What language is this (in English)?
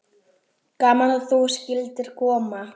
Icelandic